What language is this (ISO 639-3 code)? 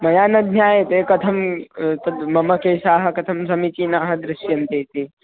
san